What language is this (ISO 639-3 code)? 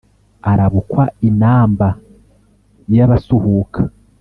kin